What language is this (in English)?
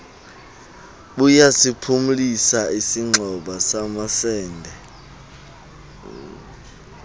Xhosa